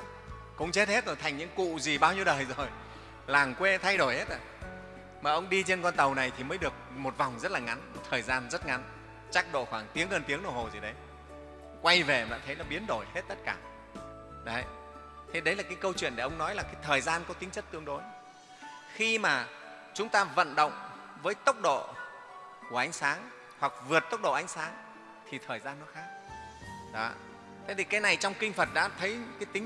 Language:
Vietnamese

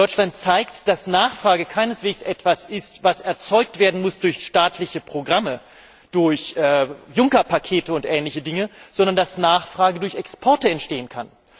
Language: German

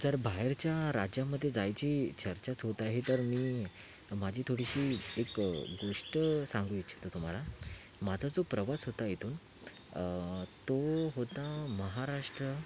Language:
Marathi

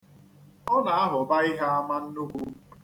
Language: Igbo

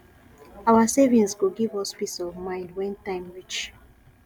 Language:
Nigerian Pidgin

